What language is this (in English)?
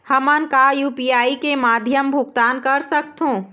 Chhattisgarhi